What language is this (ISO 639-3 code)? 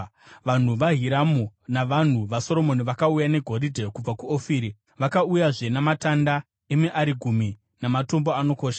sna